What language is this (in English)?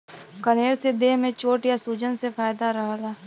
Bhojpuri